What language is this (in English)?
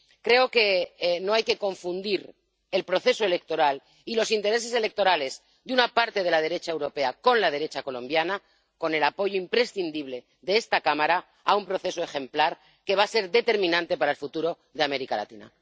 Spanish